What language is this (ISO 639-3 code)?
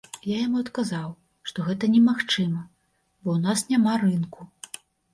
bel